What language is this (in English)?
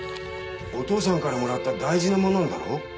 Japanese